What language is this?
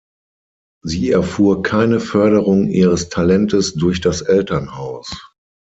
German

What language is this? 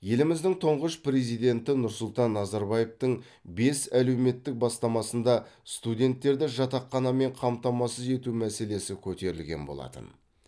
Kazakh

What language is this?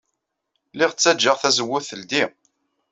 Kabyle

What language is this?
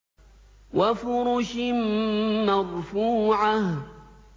Arabic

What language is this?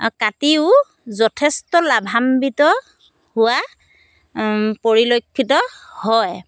Assamese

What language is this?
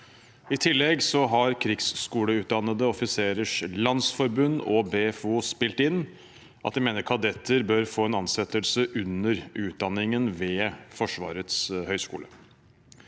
Norwegian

